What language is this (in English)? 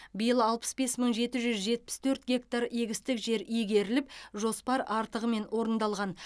Kazakh